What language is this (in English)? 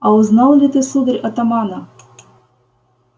Russian